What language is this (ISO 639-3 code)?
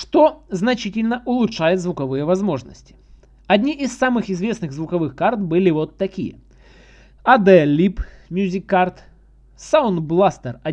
rus